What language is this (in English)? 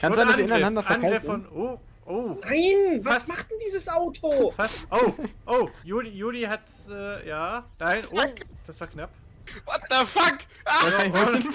German